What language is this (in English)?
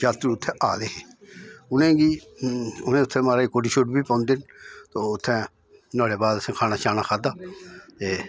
Dogri